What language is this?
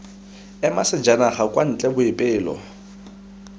Tswana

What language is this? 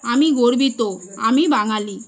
Bangla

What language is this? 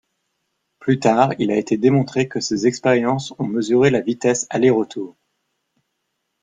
French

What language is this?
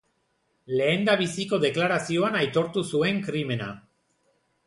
Basque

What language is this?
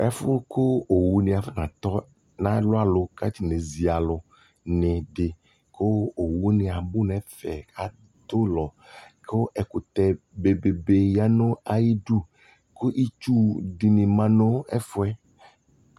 Ikposo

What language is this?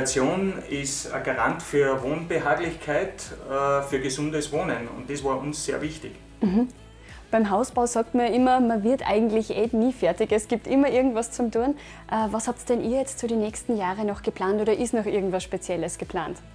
German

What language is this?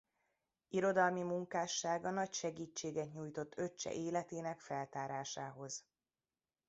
Hungarian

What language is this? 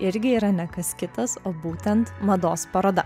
Lithuanian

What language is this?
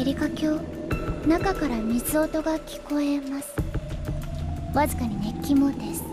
Japanese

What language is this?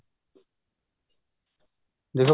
Punjabi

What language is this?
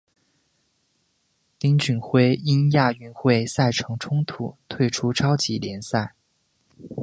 Chinese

